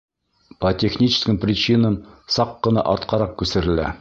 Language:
Bashkir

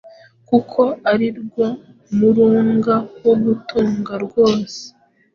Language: Kinyarwanda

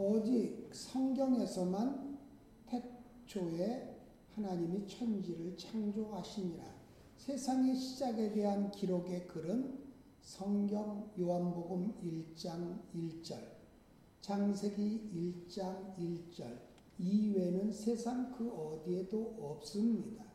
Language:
Korean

